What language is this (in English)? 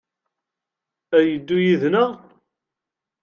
Kabyle